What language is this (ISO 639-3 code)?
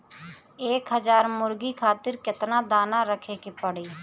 bho